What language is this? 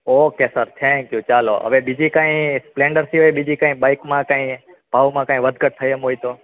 Gujarati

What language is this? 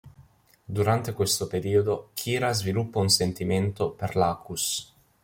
Italian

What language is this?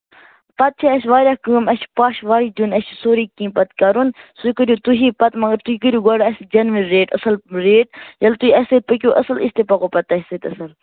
Kashmiri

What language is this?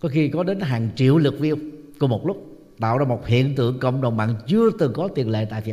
Vietnamese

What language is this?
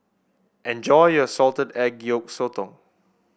English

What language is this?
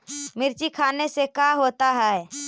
Magahi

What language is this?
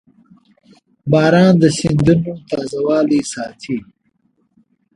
Pashto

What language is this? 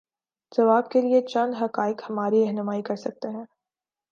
Urdu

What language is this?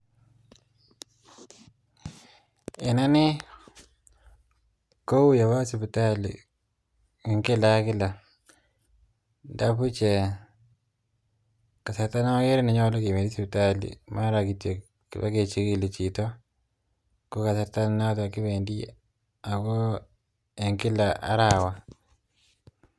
Kalenjin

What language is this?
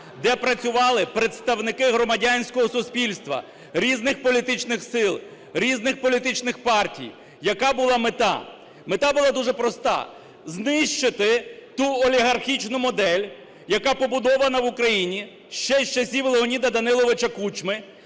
Ukrainian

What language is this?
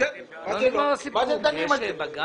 Hebrew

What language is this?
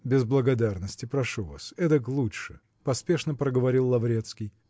Russian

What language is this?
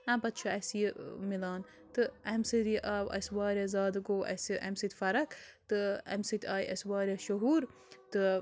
Kashmiri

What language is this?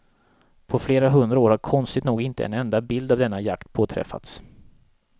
Swedish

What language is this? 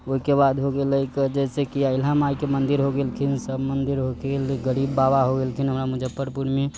Maithili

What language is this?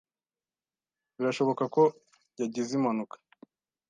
Kinyarwanda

